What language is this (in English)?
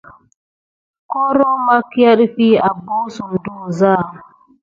Gidar